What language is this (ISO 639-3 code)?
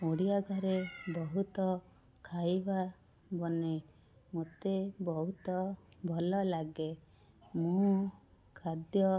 ori